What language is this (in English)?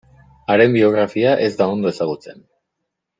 Basque